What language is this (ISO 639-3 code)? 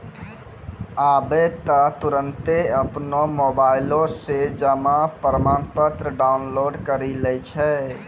mai